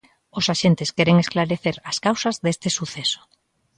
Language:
Galician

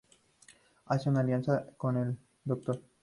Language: Spanish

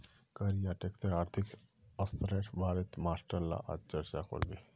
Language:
Magahi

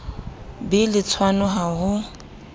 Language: Southern Sotho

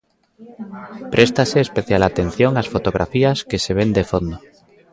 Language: Galician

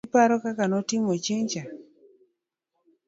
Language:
Luo (Kenya and Tanzania)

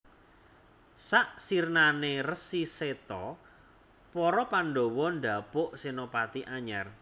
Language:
Javanese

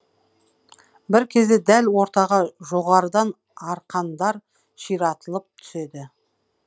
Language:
Kazakh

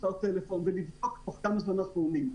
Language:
Hebrew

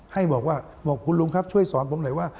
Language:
Thai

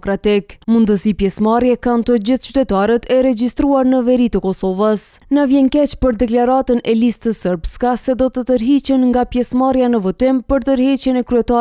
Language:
Romanian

